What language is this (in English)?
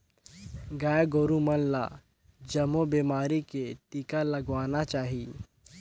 Chhattisgarhi